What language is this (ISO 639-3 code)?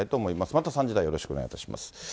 jpn